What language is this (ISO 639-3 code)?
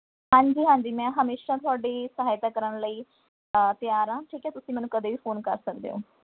pan